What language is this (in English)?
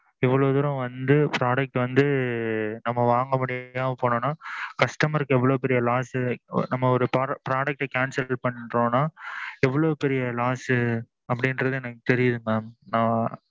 Tamil